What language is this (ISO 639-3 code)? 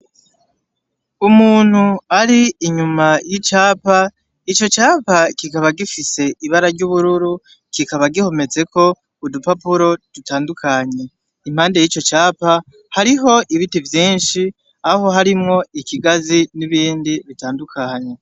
run